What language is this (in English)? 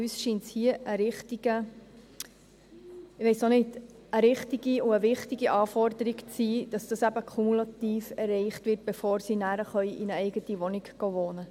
Swiss German